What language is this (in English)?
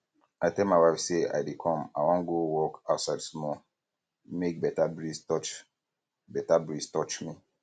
Nigerian Pidgin